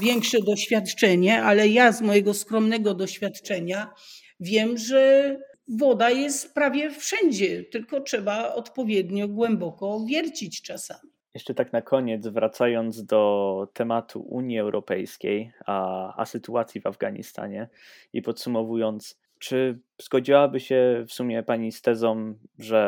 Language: Polish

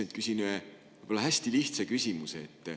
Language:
Estonian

